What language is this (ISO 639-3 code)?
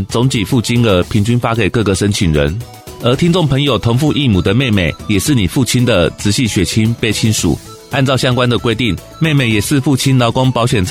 zho